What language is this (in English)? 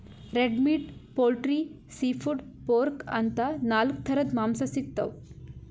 Kannada